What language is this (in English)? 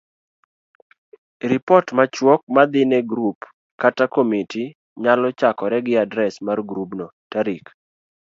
Luo (Kenya and Tanzania)